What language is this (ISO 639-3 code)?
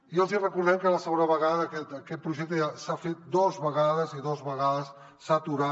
cat